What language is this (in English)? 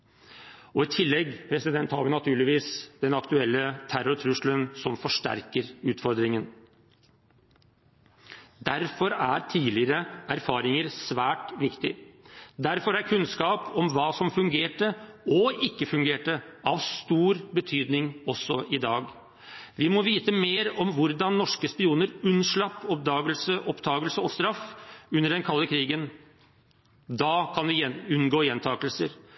Norwegian Bokmål